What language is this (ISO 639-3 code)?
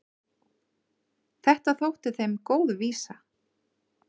isl